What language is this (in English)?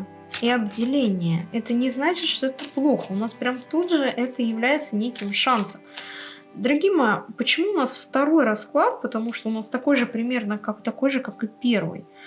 Russian